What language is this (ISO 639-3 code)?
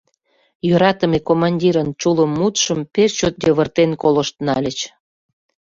chm